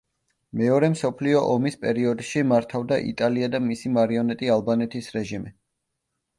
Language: Georgian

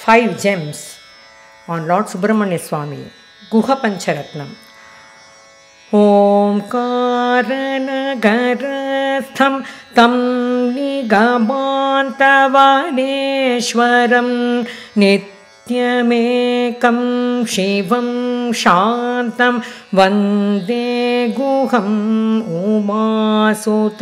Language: Thai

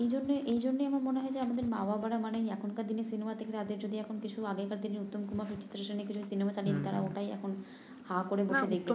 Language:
Bangla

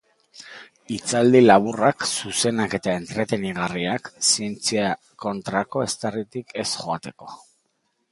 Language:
Basque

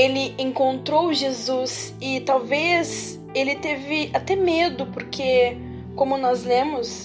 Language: Portuguese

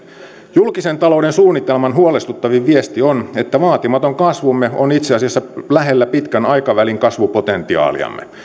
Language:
Finnish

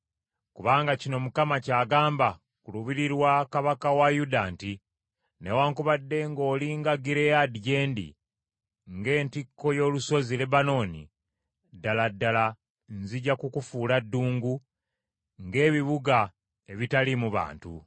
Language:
Ganda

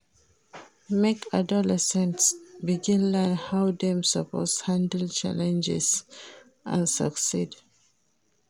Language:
Nigerian Pidgin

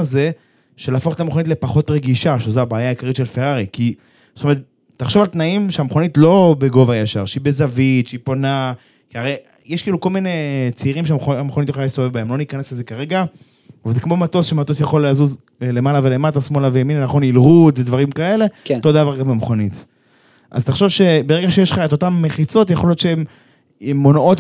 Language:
Hebrew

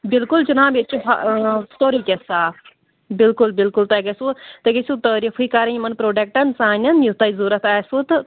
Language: Kashmiri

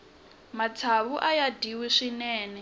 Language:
Tsonga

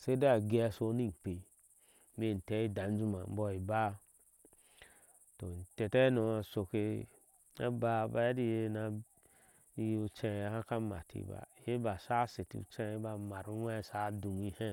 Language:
Ashe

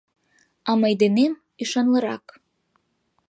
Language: Mari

